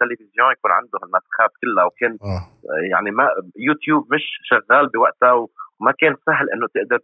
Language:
Arabic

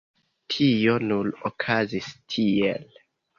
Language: Esperanto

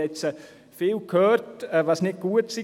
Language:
Swiss German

